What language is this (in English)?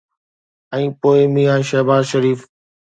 Sindhi